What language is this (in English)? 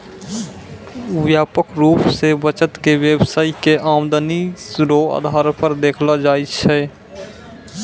Maithili